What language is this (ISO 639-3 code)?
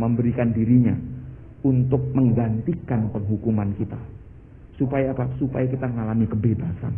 ind